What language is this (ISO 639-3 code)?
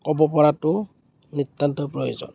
asm